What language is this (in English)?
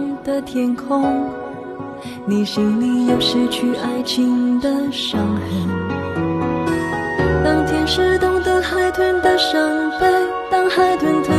Chinese